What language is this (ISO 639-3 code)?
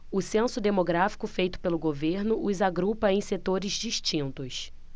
por